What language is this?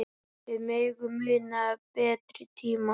Icelandic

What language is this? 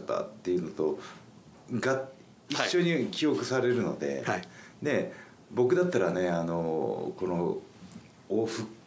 Japanese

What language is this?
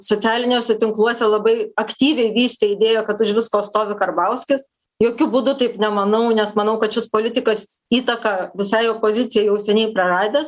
Lithuanian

